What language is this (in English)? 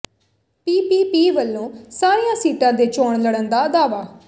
Punjabi